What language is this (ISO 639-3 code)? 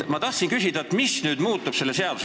est